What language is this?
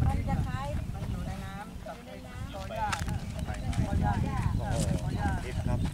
Thai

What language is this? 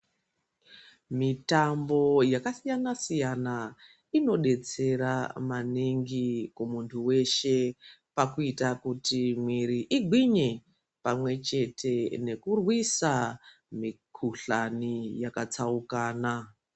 Ndau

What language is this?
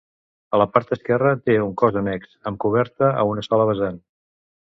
Catalan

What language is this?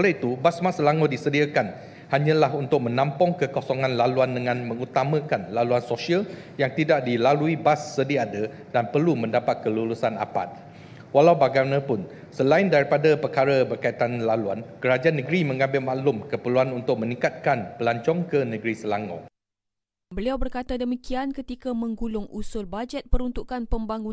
Malay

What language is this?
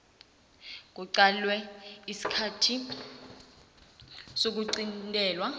South Ndebele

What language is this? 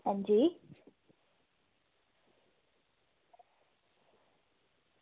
Dogri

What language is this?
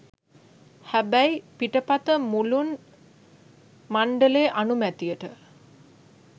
Sinhala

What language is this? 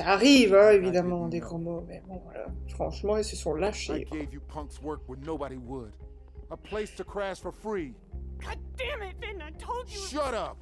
French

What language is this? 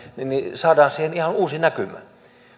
Finnish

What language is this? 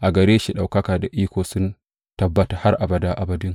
Hausa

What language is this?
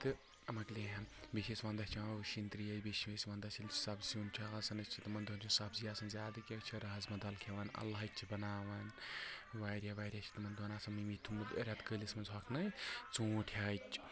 Kashmiri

